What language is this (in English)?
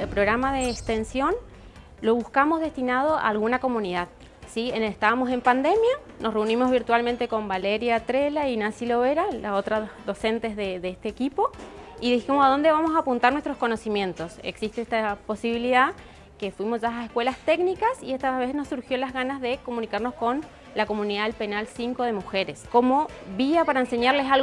Spanish